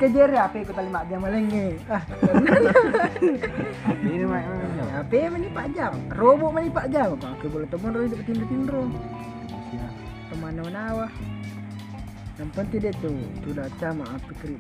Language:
Indonesian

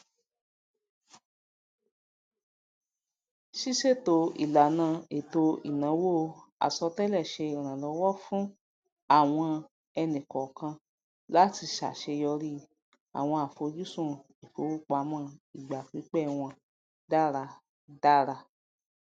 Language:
Yoruba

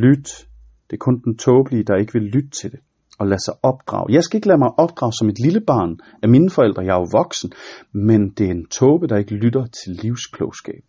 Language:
Danish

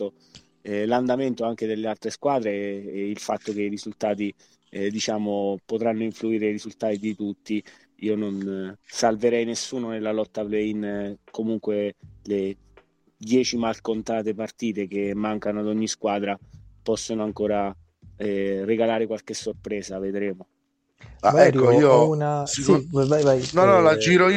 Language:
Italian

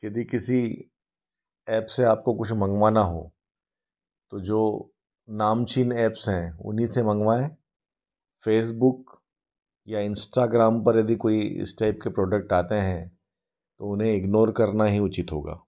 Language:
Hindi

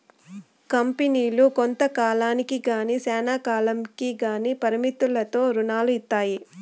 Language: Telugu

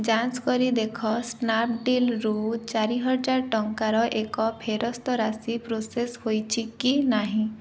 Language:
Odia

